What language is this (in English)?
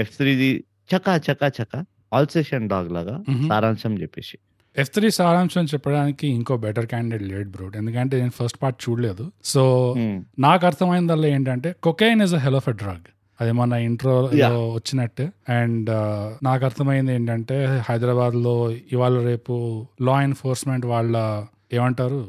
Telugu